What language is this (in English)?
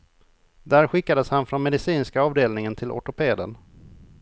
Swedish